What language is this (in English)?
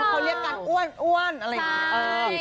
Thai